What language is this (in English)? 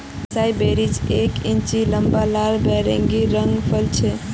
Magahi